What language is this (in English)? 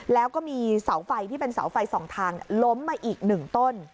Thai